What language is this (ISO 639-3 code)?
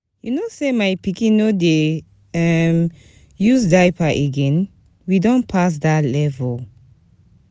pcm